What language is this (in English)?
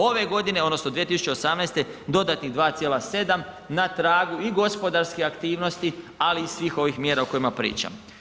Croatian